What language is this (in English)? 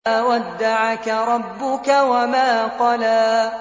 Arabic